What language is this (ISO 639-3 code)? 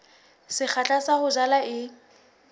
sot